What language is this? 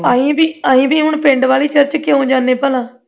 Punjabi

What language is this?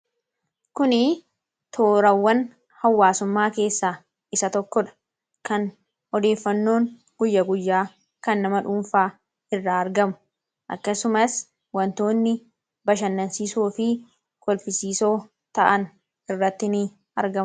Oromo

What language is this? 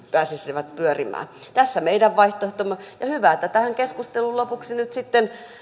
Finnish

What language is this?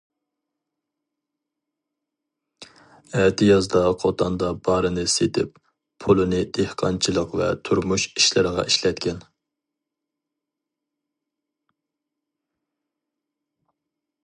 Uyghur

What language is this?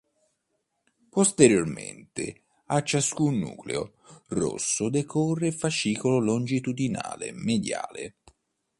Italian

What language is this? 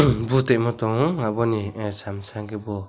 Kok Borok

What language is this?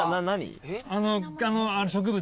Japanese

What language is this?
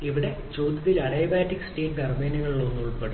Malayalam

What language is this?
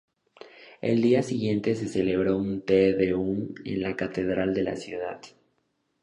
Spanish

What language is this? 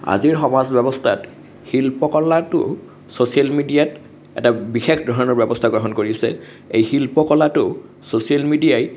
Assamese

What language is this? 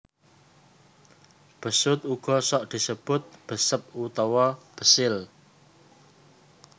Javanese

